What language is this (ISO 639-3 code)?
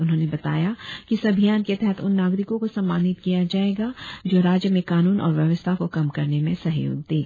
hin